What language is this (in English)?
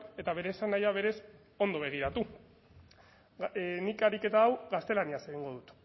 Basque